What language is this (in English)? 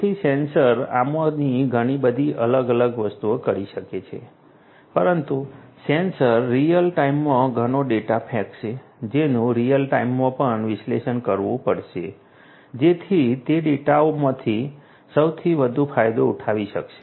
Gujarati